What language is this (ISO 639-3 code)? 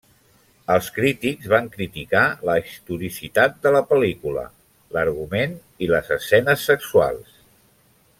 cat